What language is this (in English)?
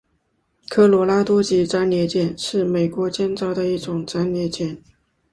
Chinese